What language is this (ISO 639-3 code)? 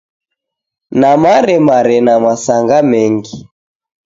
dav